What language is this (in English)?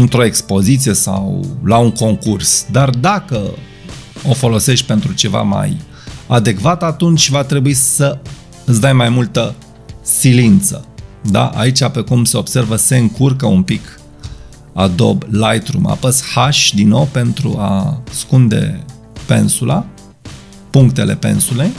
Romanian